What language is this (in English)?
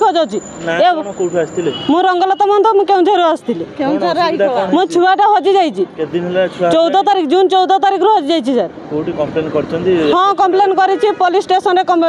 Bangla